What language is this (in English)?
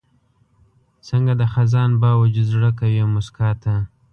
Pashto